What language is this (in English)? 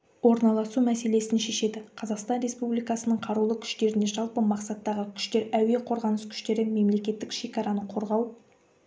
Kazakh